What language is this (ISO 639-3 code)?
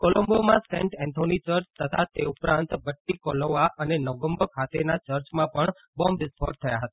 guj